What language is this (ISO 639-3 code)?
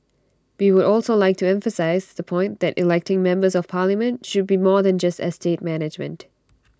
eng